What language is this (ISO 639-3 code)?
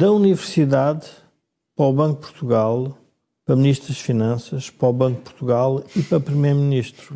por